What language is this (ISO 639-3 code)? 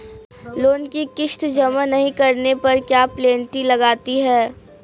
hin